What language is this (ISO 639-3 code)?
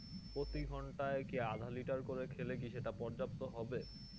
ben